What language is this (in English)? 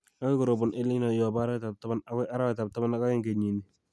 Kalenjin